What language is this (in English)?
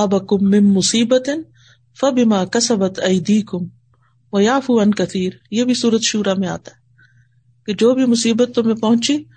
Urdu